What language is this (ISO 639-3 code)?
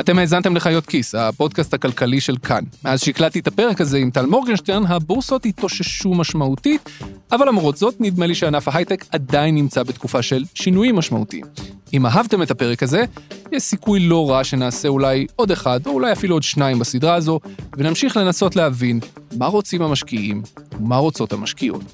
heb